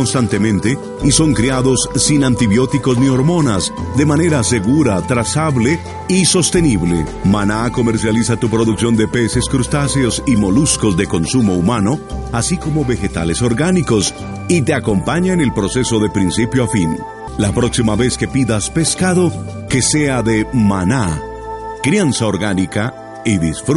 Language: Spanish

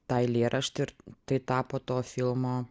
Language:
Lithuanian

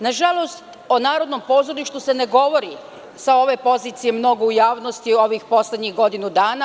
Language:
Serbian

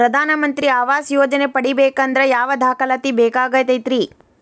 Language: Kannada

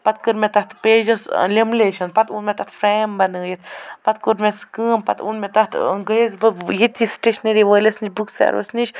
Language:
Kashmiri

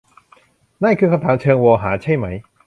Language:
Thai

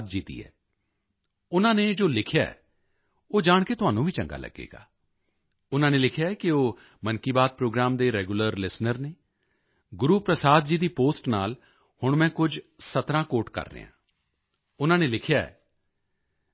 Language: Punjabi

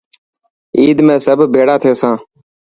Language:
Dhatki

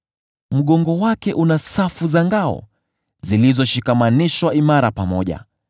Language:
Swahili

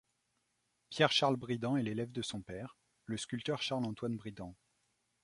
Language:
French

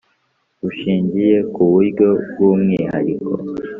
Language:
Kinyarwanda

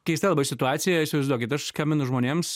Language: Lithuanian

